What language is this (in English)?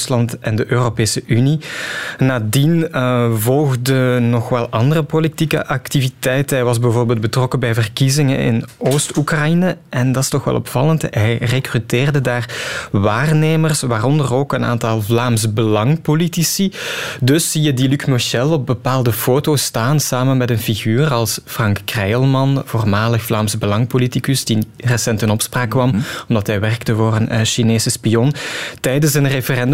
Dutch